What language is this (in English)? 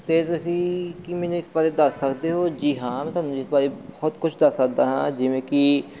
Punjabi